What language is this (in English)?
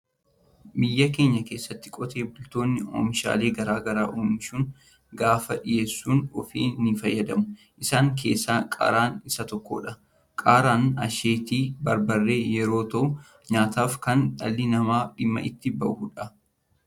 Oromo